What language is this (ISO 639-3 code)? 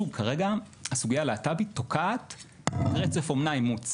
heb